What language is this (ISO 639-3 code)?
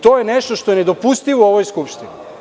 srp